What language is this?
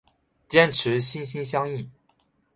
Chinese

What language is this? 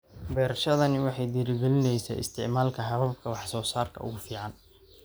Somali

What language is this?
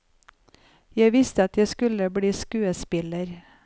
Norwegian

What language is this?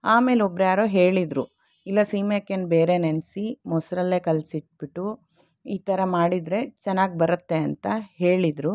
Kannada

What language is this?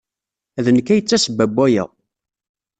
Kabyle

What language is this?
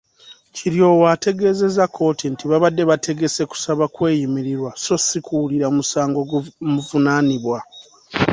Ganda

